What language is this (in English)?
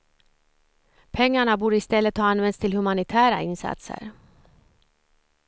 Swedish